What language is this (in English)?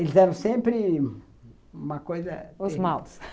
Portuguese